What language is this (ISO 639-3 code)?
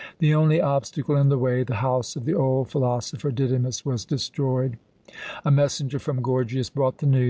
eng